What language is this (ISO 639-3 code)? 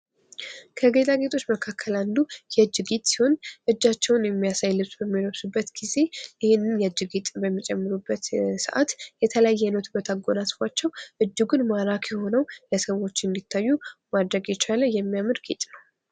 amh